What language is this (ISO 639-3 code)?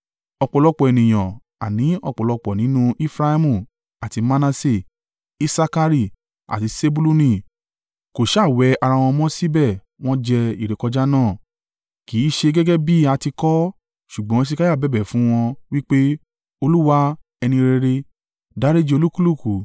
yor